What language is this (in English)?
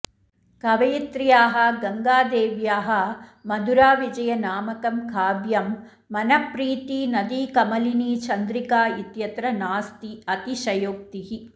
Sanskrit